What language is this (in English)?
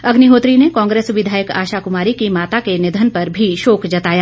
Hindi